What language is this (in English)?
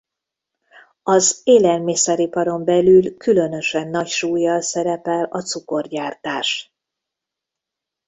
Hungarian